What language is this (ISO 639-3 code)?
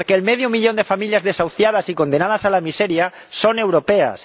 spa